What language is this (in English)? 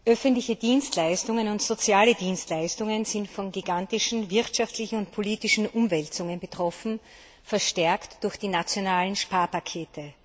German